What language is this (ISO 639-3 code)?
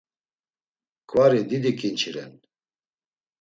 lzz